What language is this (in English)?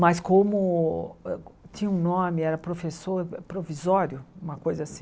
Portuguese